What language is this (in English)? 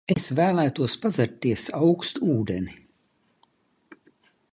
Latvian